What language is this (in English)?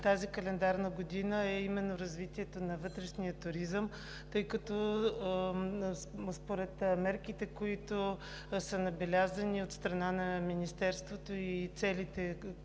Bulgarian